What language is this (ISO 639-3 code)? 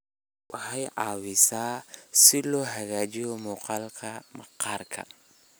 som